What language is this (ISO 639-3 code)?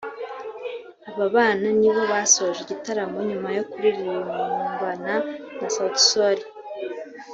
kin